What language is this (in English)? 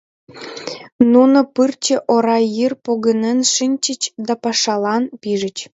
Mari